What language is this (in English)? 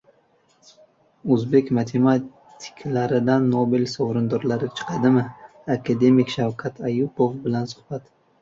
Uzbek